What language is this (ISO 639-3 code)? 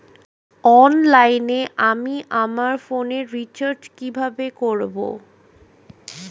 ben